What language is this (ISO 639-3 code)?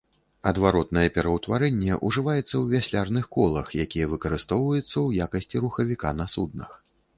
bel